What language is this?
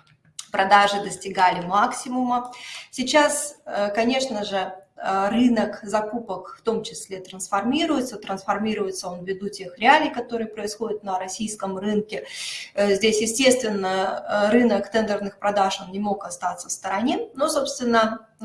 Russian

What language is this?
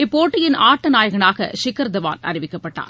Tamil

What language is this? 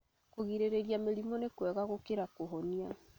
Kikuyu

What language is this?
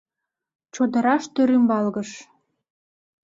Mari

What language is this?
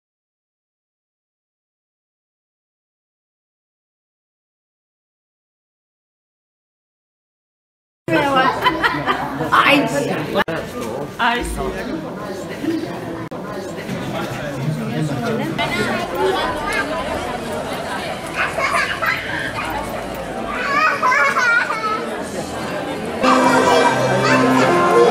Arabic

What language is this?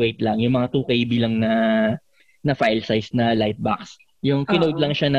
Filipino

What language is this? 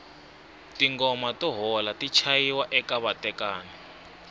Tsonga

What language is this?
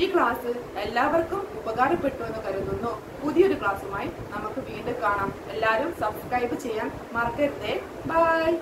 Malayalam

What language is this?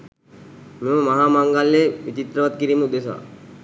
Sinhala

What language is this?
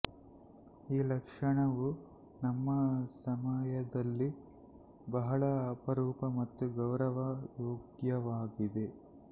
Kannada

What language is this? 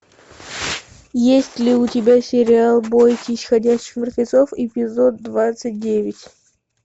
Russian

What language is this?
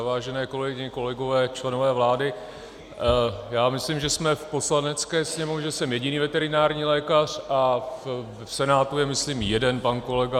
Czech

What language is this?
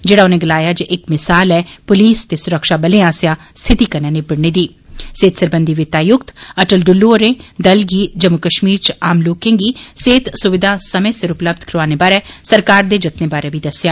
Dogri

